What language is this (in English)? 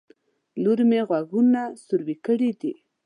Pashto